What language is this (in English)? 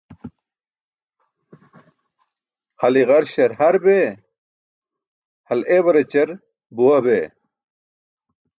Burushaski